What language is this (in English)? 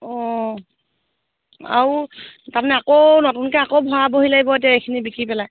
Assamese